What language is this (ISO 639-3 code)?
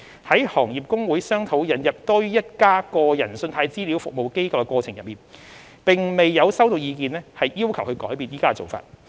yue